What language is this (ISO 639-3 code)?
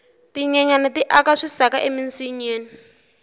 tso